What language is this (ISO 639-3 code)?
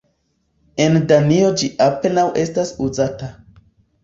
epo